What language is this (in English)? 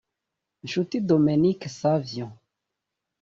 Kinyarwanda